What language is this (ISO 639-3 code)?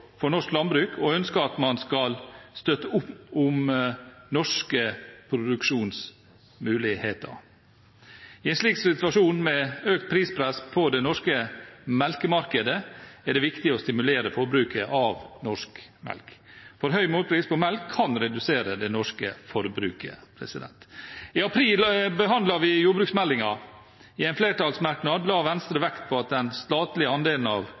nob